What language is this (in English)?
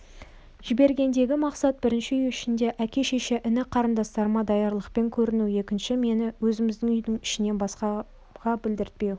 Kazakh